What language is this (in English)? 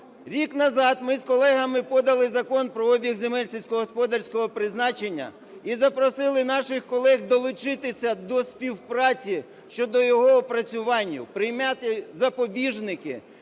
Ukrainian